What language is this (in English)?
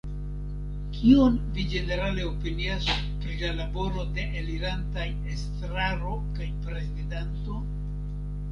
Esperanto